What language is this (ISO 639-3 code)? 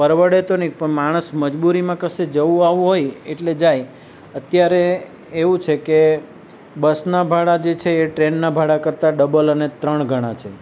guj